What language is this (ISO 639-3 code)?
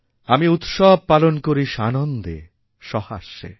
ben